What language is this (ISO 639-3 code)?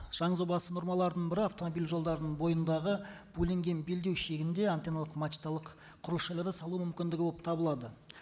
kaz